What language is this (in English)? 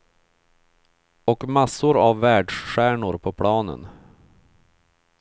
Swedish